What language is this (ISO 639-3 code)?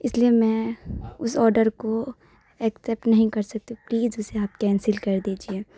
urd